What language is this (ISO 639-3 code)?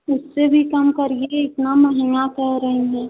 hin